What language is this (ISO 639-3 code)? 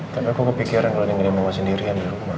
ind